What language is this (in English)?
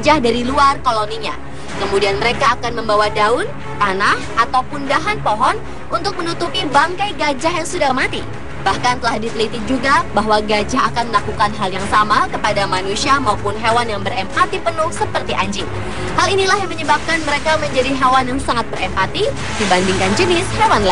Indonesian